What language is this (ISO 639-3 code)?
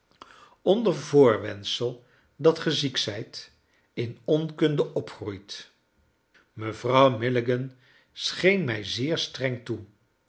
nld